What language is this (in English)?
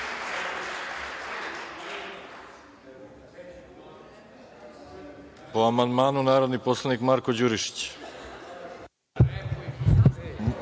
Serbian